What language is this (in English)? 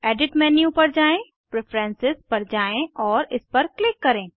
Hindi